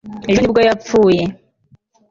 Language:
Kinyarwanda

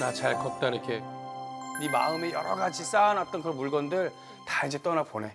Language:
Korean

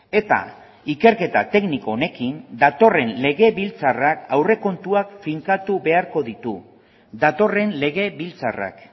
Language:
Basque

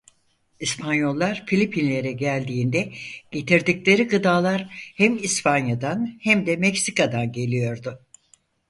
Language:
Turkish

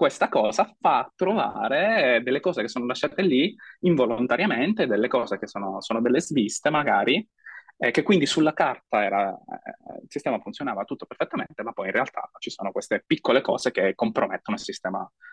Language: Italian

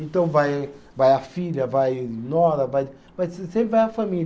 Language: Portuguese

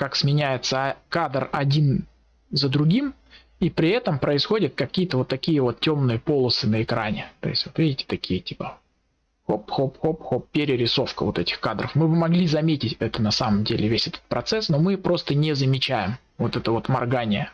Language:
Russian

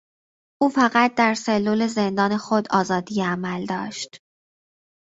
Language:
Persian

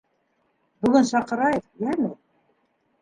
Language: Bashkir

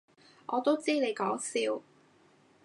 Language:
Cantonese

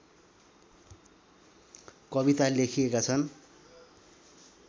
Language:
Nepali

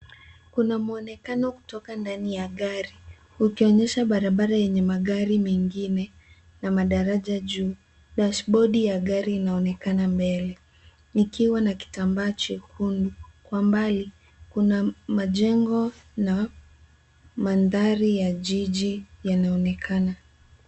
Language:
Swahili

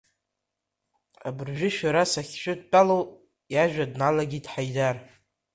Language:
Abkhazian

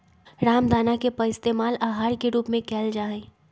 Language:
Magahi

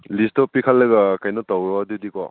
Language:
Manipuri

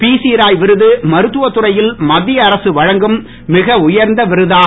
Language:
Tamil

